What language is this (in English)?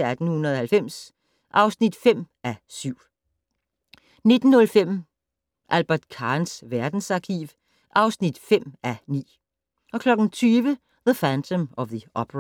Danish